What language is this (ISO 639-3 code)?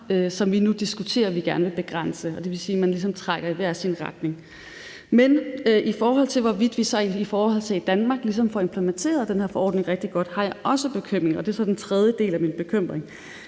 dan